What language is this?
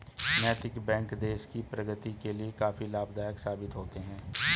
Hindi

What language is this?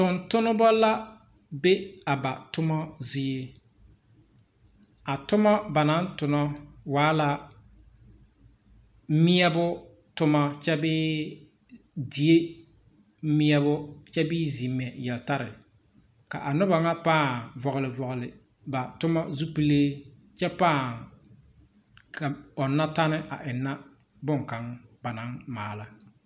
Southern Dagaare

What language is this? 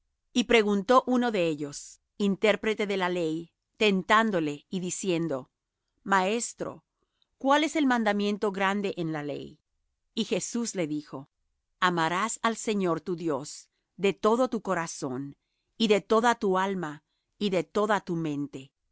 Spanish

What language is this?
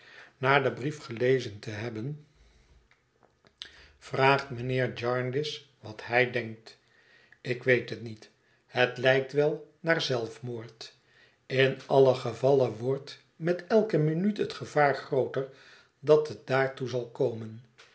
Dutch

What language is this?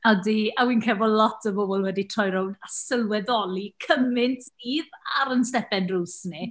Welsh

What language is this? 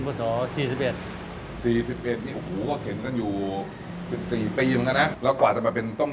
Thai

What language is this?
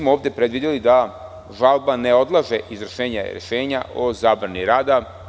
Serbian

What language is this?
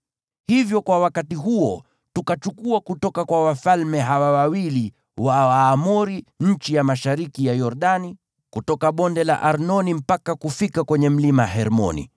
Swahili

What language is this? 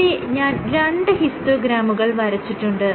Malayalam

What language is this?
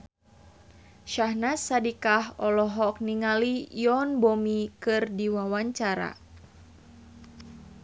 Sundanese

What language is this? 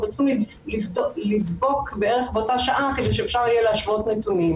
Hebrew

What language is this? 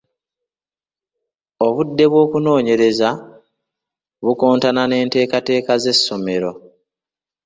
Ganda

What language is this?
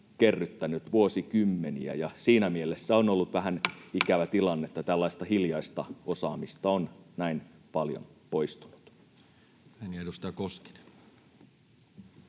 Finnish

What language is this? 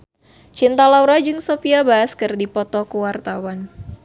Sundanese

